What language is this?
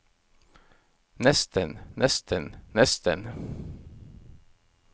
Norwegian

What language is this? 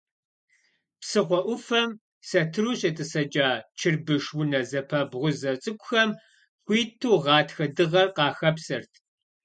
Kabardian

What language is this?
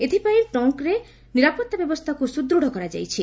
Odia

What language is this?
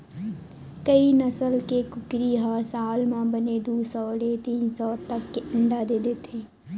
Chhattisgarhi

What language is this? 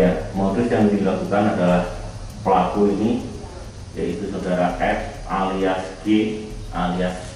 Indonesian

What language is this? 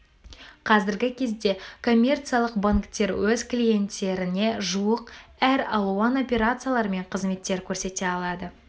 Kazakh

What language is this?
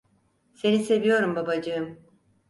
Turkish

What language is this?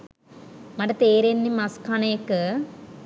Sinhala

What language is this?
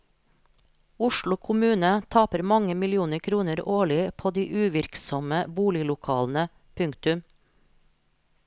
Norwegian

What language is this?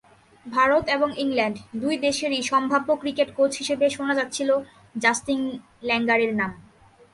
Bangla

